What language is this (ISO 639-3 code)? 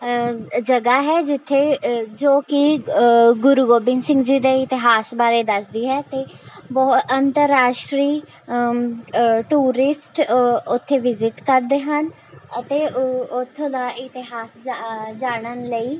pan